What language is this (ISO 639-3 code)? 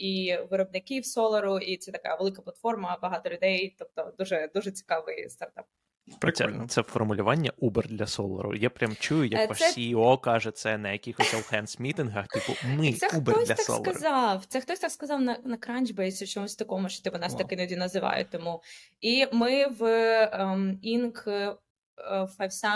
ukr